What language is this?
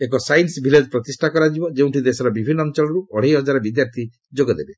Odia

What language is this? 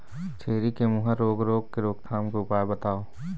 Chhattisgarhi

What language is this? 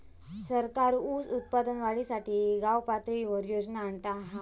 Marathi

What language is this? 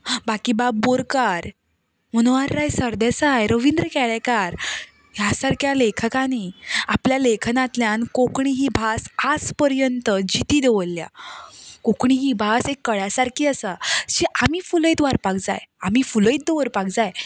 Konkani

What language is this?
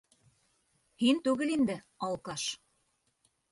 Bashkir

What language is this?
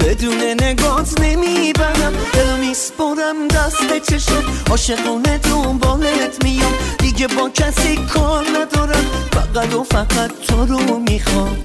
Persian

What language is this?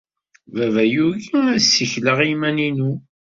Kabyle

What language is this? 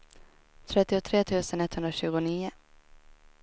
Swedish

